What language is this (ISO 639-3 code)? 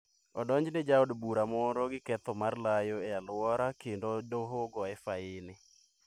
luo